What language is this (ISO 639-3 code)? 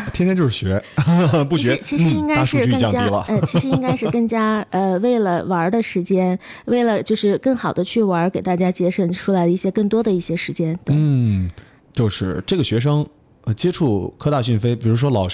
zho